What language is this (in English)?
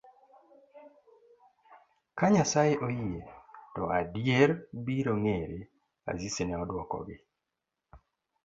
Luo (Kenya and Tanzania)